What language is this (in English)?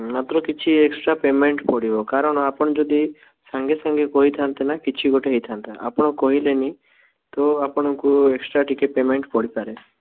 Odia